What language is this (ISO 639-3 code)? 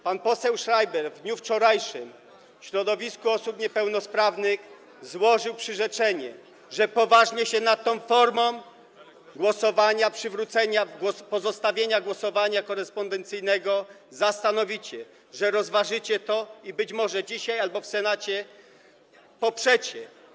pol